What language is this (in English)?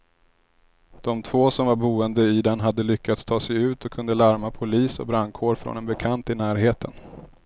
Swedish